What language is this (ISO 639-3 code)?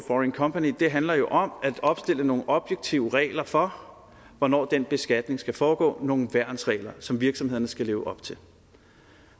dan